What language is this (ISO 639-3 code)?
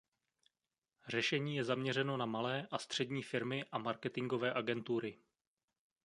ces